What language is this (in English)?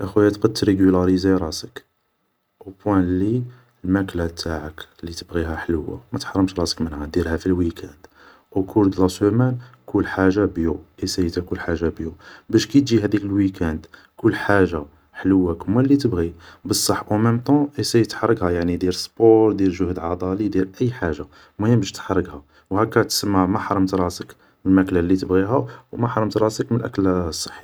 Algerian Arabic